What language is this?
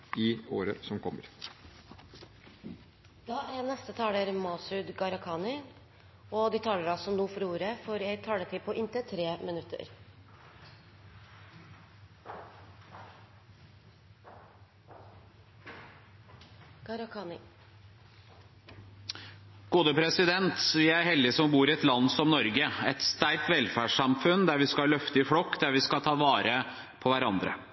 Norwegian Bokmål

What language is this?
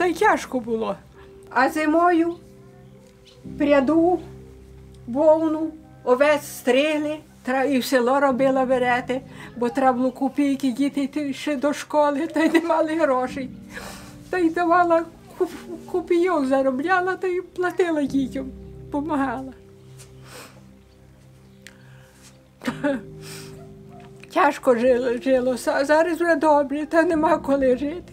Dutch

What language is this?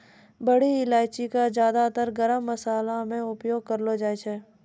Maithili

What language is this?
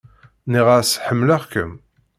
Kabyle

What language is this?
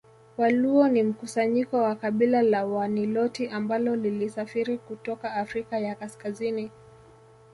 Swahili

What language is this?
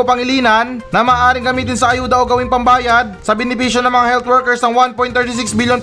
Filipino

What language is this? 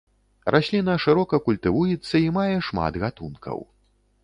Belarusian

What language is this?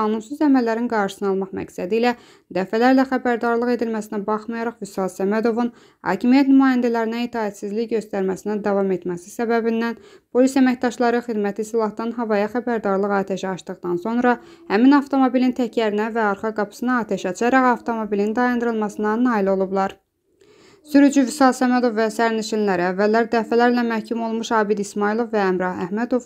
Turkish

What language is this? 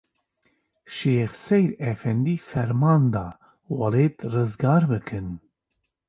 Kurdish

